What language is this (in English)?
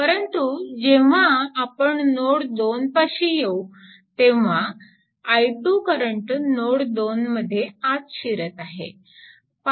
Marathi